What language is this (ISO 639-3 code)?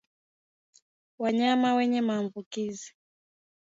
swa